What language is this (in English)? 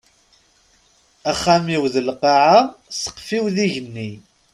Kabyle